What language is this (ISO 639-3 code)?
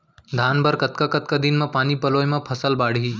hne